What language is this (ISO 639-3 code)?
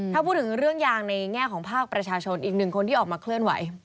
tha